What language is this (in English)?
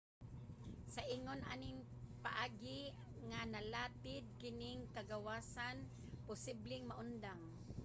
Cebuano